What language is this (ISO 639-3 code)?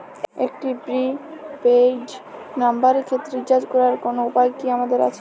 ben